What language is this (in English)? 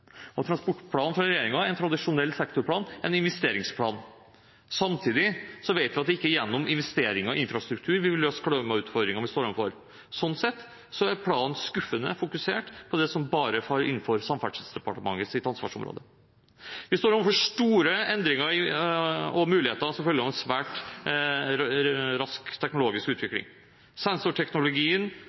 Norwegian Bokmål